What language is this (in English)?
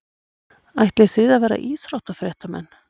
Icelandic